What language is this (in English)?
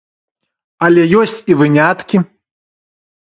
Belarusian